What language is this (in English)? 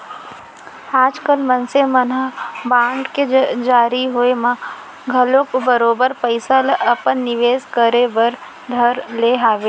Chhattisgarhi